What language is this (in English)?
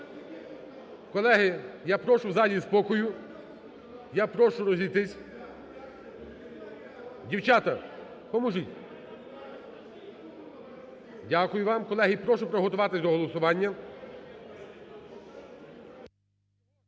Ukrainian